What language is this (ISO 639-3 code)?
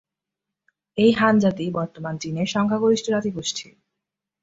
ben